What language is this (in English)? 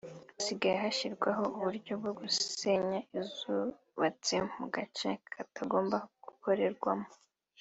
Kinyarwanda